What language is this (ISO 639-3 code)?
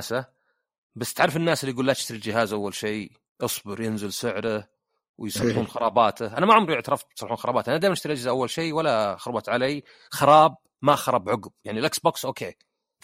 ara